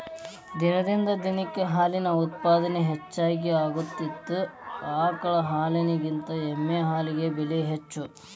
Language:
Kannada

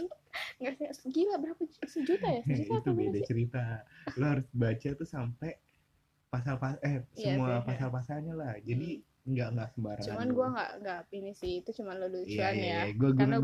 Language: Indonesian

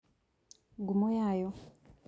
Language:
Kikuyu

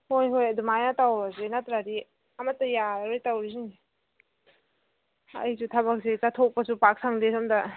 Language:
Manipuri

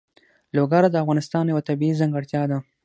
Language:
Pashto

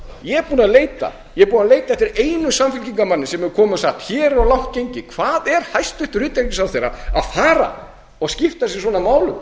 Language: Icelandic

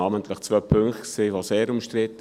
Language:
Swiss German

